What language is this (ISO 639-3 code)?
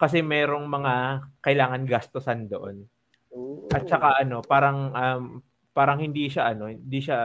fil